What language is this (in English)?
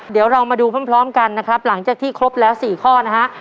Thai